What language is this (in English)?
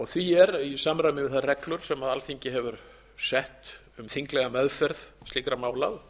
Icelandic